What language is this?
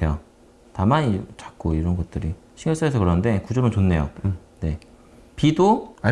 Korean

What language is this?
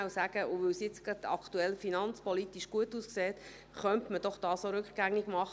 Swiss German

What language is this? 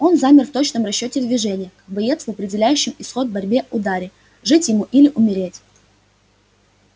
Russian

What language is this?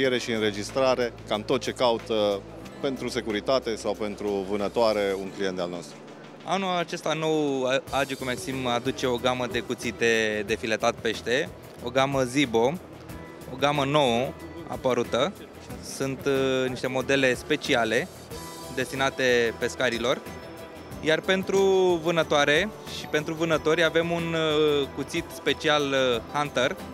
Romanian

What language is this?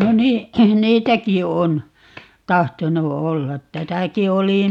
Finnish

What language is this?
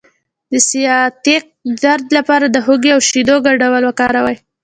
Pashto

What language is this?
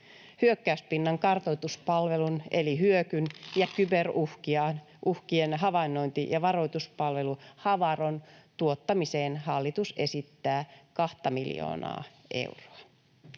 Finnish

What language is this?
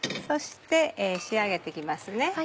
Japanese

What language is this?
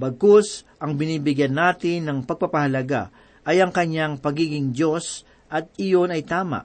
Filipino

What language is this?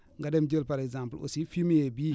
Wolof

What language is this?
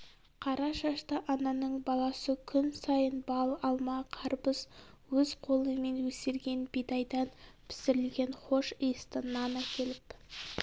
Kazakh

